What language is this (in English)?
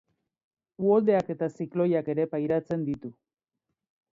Basque